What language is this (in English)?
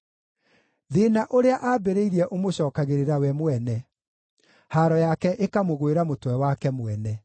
Kikuyu